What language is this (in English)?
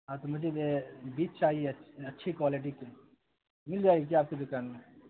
Urdu